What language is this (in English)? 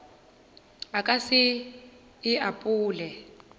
Northern Sotho